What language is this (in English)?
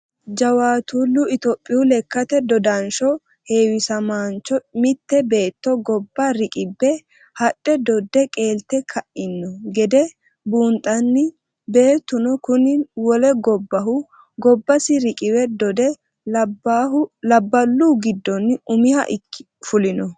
Sidamo